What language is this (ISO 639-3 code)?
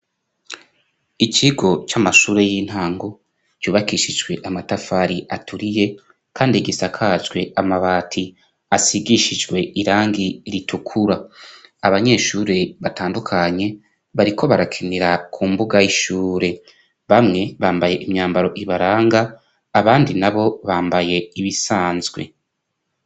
run